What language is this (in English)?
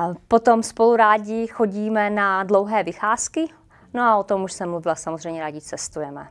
Czech